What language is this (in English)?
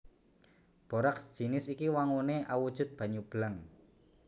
Javanese